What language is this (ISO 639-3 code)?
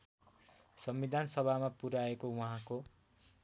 nep